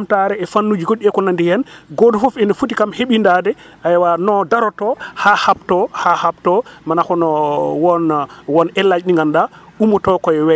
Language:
Wolof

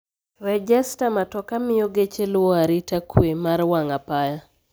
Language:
Luo (Kenya and Tanzania)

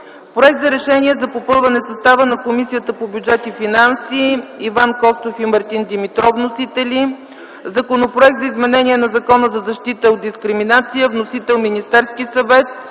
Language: Bulgarian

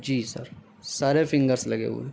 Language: Urdu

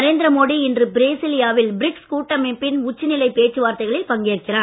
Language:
Tamil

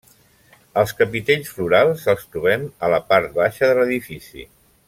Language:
Catalan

